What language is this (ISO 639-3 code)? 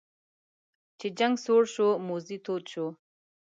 pus